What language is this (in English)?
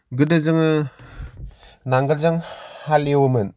Bodo